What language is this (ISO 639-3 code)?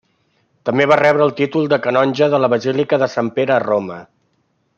cat